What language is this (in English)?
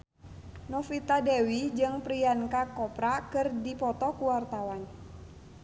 Sundanese